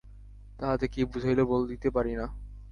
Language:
Bangla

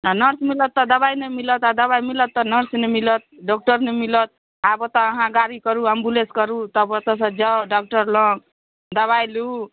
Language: Maithili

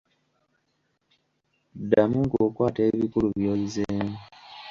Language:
Ganda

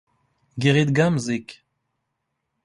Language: Standard Moroccan Tamazight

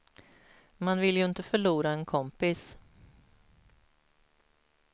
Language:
Swedish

